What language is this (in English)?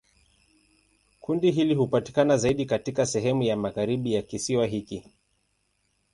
Swahili